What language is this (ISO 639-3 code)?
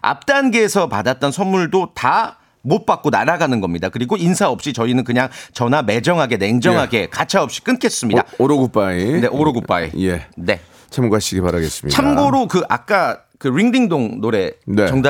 kor